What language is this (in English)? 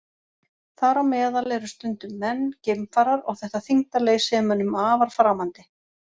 Icelandic